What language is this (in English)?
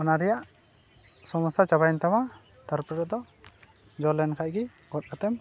Santali